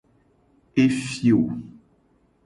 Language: Gen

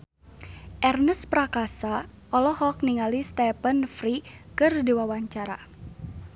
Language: Sundanese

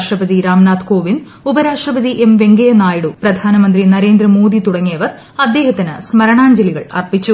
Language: Malayalam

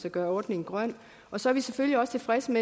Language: Danish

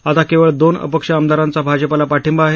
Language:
Marathi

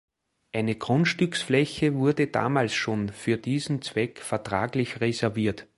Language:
German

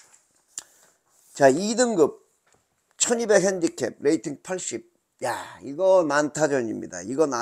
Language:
Korean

